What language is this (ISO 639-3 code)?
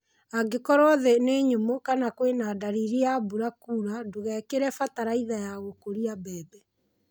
kik